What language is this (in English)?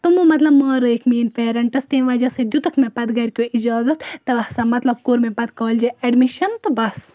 Kashmiri